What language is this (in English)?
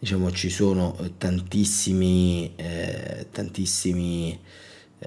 Italian